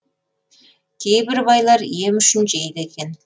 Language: Kazakh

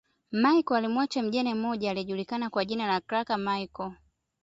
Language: Swahili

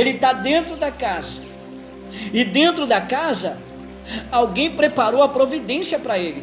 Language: Portuguese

